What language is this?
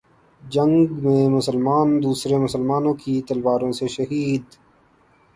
Urdu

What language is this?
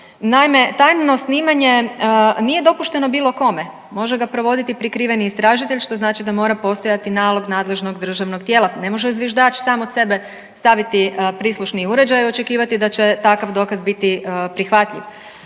Croatian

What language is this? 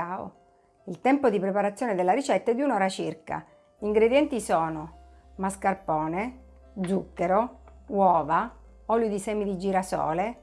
Italian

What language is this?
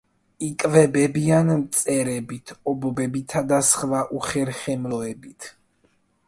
Georgian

